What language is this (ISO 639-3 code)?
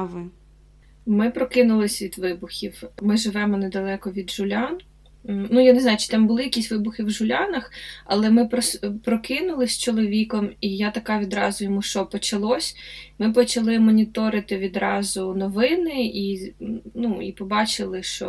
ukr